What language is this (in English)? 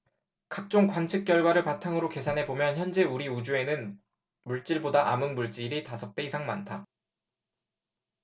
Korean